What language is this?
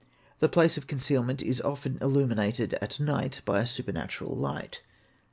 English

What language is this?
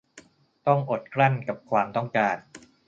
Thai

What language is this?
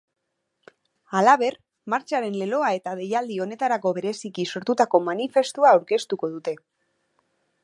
Basque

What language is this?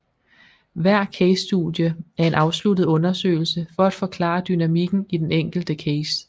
Danish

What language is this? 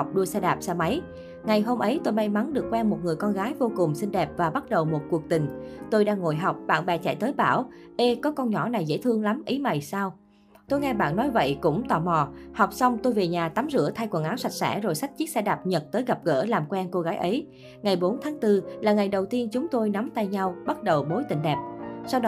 Vietnamese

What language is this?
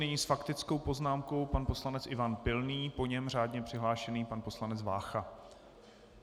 Czech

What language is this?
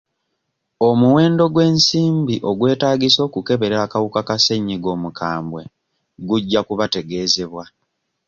Ganda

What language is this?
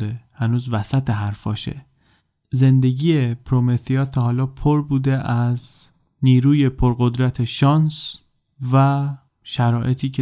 Persian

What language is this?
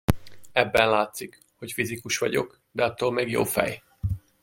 Hungarian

